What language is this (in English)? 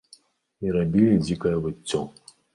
Belarusian